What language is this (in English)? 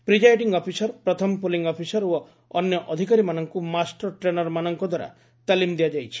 Odia